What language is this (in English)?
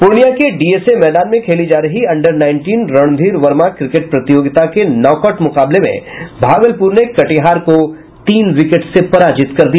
Hindi